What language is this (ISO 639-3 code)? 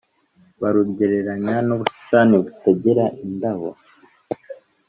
kin